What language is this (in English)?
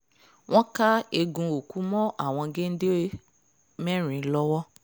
Yoruba